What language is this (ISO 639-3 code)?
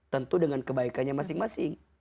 ind